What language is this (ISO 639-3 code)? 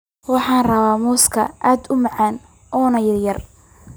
som